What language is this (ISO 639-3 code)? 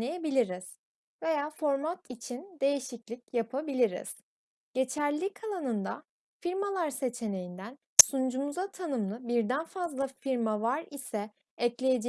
tur